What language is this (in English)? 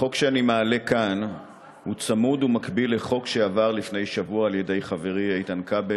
Hebrew